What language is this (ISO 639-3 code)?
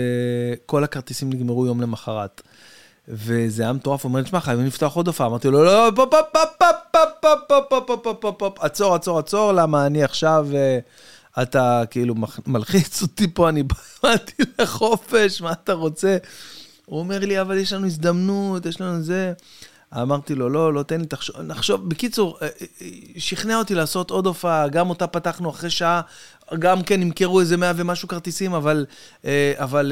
heb